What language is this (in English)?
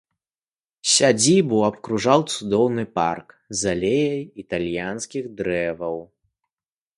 Belarusian